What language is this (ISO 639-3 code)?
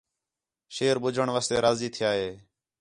xhe